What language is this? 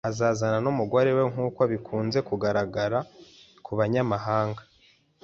Kinyarwanda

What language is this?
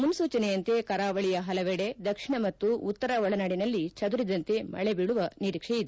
Kannada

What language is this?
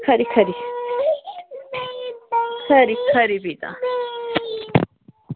Dogri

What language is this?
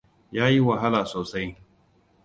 Hausa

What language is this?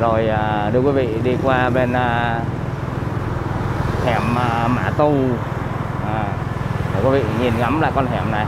Vietnamese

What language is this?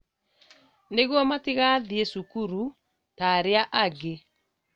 Kikuyu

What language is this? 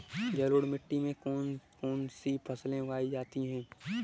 Hindi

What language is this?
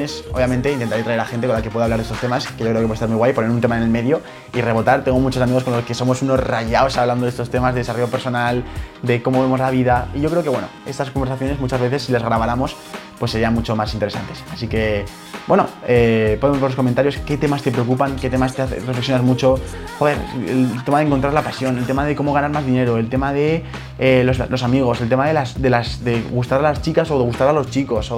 Spanish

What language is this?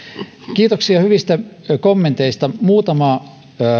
Finnish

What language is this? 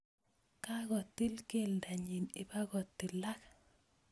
Kalenjin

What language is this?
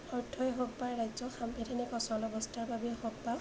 Assamese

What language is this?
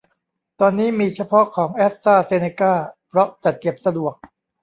Thai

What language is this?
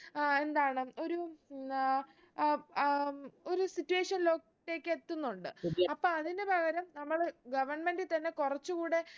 Malayalam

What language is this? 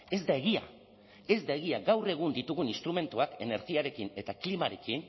Basque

